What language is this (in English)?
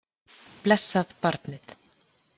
Icelandic